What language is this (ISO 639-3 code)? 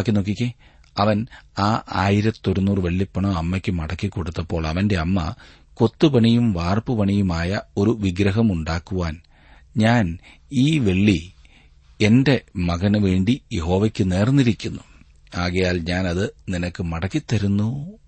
mal